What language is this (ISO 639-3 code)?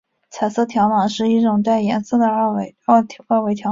zho